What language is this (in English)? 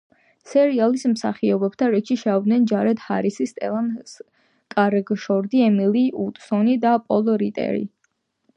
Georgian